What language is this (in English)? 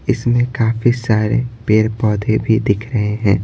Hindi